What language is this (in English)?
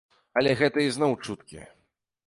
Belarusian